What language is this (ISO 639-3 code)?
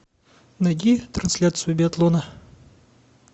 rus